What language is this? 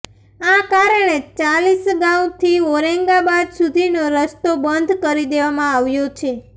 Gujarati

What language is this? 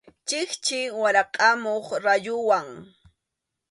Arequipa-La Unión Quechua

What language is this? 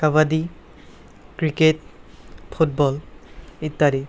Assamese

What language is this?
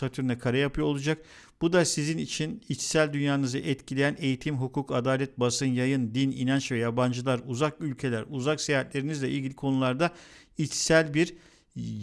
Turkish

